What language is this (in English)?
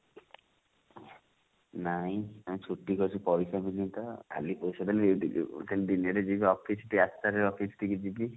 Odia